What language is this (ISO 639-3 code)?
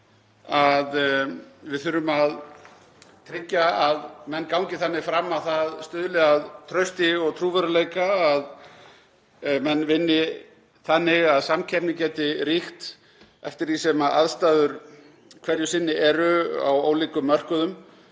isl